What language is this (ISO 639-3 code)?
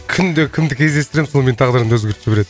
kaz